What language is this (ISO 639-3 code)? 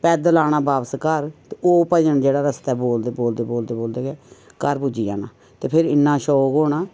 doi